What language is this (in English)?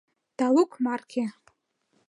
Mari